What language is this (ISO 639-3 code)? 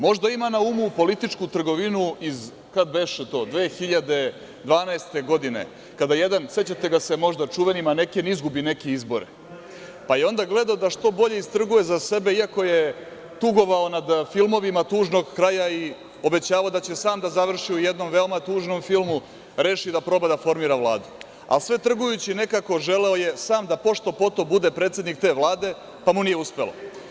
srp